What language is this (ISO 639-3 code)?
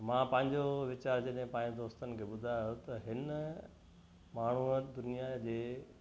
snd